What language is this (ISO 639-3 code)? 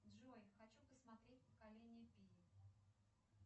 rus